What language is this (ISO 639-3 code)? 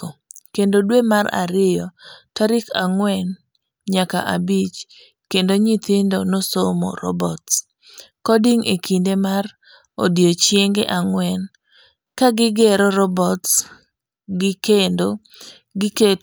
luo